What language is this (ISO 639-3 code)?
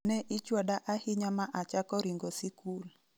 luo